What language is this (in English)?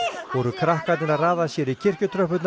Icelandic